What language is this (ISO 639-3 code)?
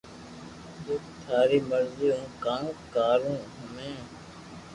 lrk